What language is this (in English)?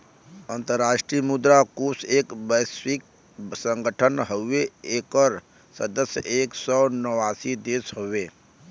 Bhojpuri